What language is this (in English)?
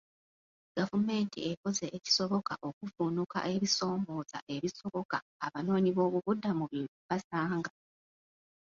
Ganda